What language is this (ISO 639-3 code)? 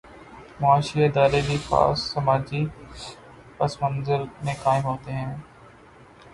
urd